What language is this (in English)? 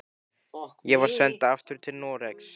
Icelandic